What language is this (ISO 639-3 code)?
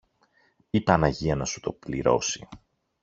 ell